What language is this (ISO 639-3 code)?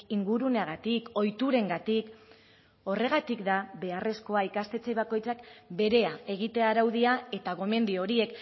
eus